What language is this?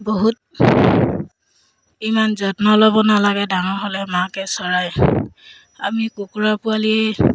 Assamese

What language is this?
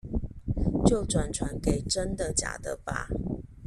Chinese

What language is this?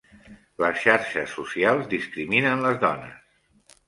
Catalan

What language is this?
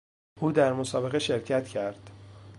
Persian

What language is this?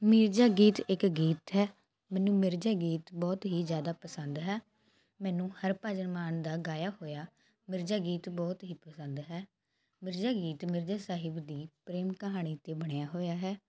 Punjabi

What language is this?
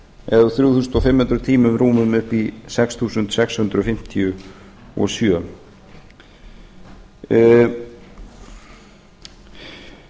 Icelandic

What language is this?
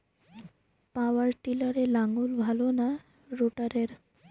Bangla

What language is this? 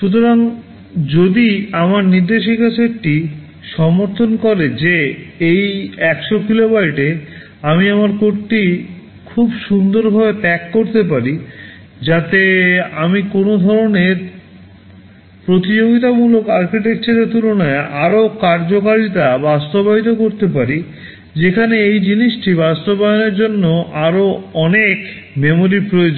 Bangla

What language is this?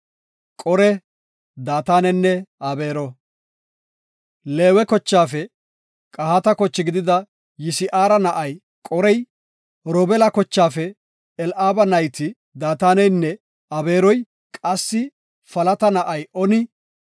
Gofa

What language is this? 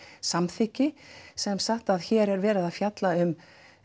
Icelandic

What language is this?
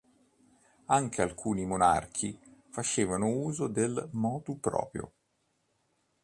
Italian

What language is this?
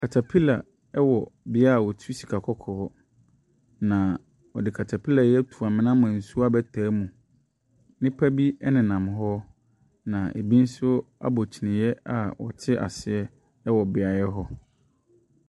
Akan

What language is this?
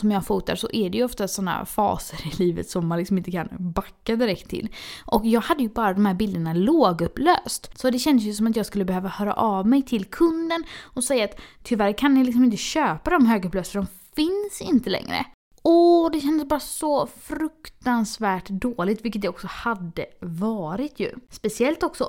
Swedish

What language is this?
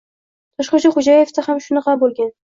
Uzbek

